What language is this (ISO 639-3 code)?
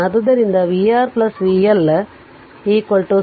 kan